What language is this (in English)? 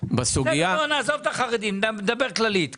Hebrew